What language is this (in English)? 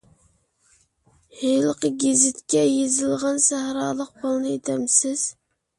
Uyghur